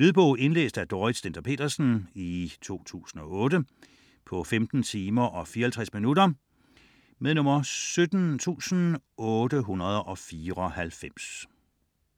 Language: Danish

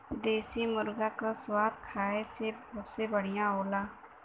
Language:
Bhojpuri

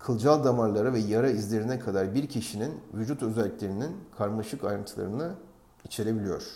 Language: Turkish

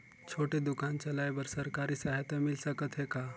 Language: Chhattisgarhi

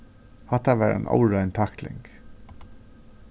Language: Faroese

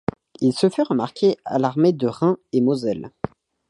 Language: French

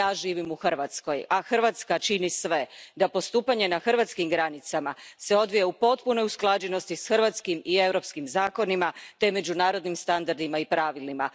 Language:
Croatian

